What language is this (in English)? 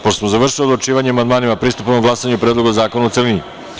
Serbian